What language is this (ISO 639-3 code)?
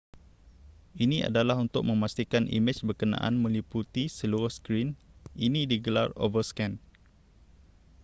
msa